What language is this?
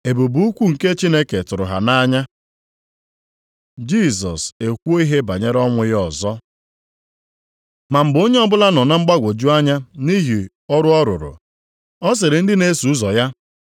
Igbo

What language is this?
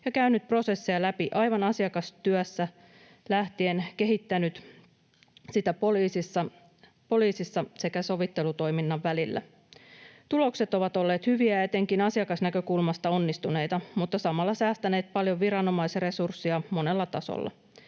Finnish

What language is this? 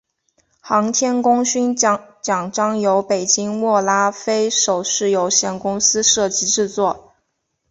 Chinese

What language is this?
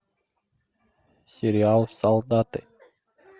Russian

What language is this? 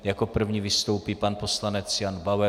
Czech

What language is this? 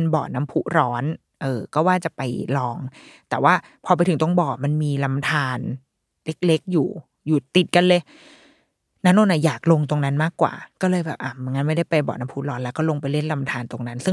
Thai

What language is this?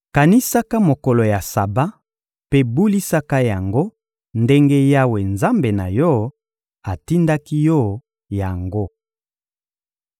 Lingala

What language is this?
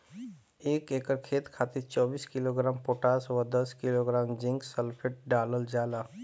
Bhojpuri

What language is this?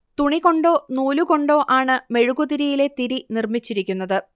Malayalam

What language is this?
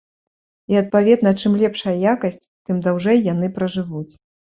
Belarusian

